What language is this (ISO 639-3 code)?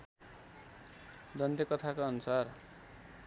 nep